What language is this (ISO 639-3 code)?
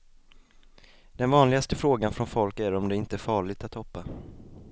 swe